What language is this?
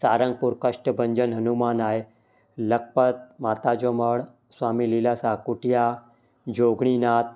Sindhi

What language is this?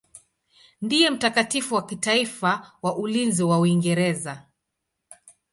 Swahili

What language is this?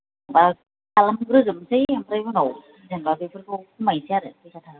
Bodo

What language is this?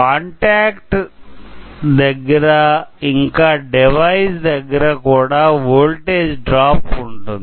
Telugu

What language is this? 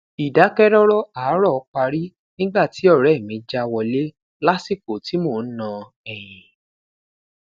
Yoruba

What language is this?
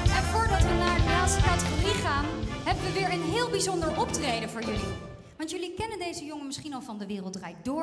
Dutch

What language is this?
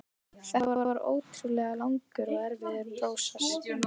Icelandic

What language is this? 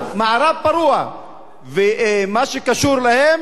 Hebrew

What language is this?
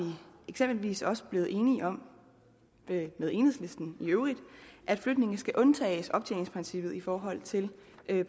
Danish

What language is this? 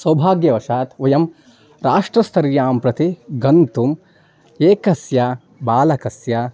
Sanskrit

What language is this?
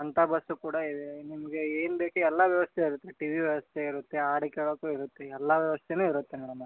Kannada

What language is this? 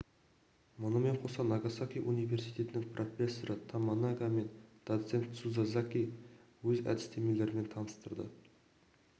Kazakh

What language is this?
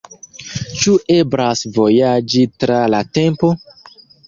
Esperanto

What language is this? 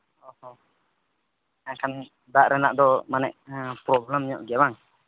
Santali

